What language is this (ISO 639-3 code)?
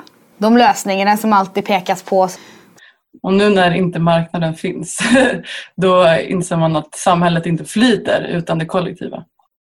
swe